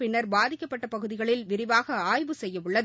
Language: Tamil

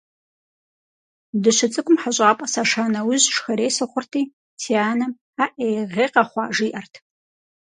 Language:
Kabardian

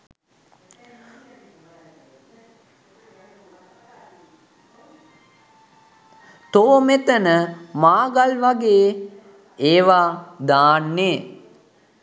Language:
Sinhala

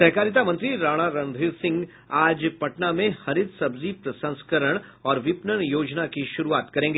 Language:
Hindi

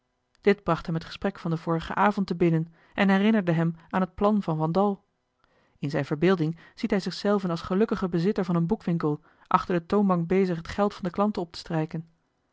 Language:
Dutch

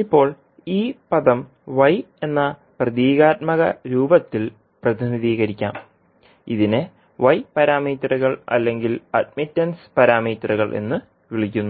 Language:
Malayalam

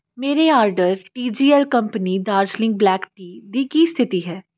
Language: Punjabi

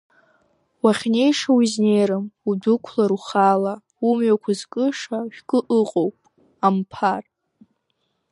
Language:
Abkhazian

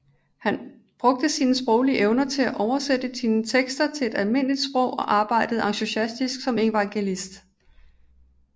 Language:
Danish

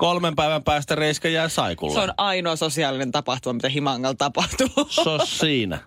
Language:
Finnish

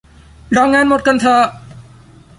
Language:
Thai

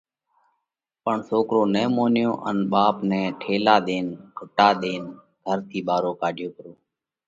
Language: Parkari Koli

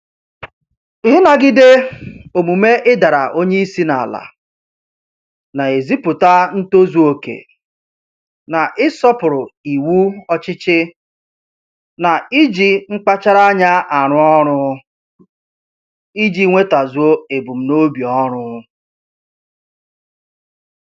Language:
Igbo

